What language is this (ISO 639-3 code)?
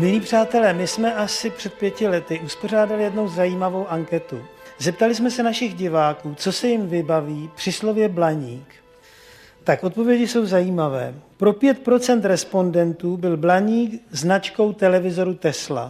ces